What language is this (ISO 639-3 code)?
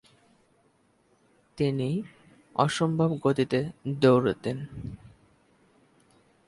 ben